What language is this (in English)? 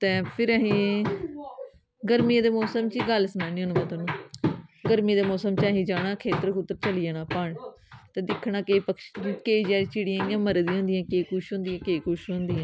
Dogri